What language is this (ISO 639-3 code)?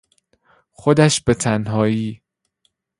fas